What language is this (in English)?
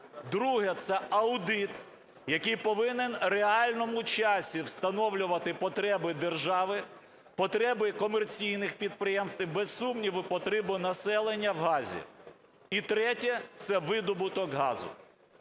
Ukrainian